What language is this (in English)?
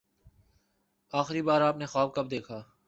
Urdu